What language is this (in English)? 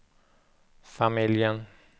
Swedish